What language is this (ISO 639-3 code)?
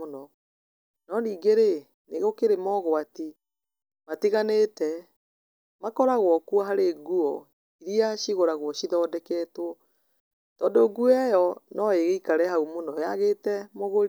kik